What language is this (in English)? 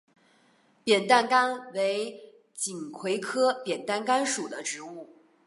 Chinese